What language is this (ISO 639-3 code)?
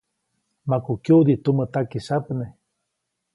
zoc